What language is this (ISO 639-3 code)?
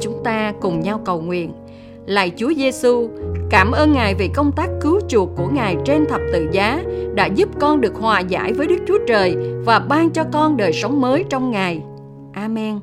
vie